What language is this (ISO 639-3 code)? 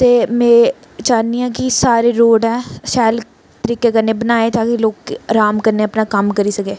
doi